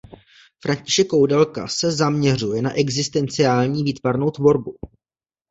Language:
Czech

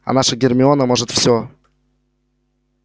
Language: Russian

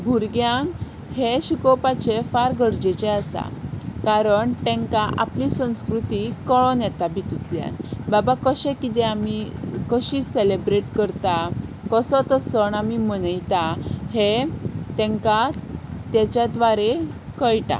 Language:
Konkani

